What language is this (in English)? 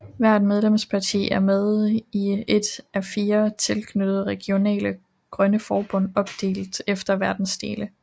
Danish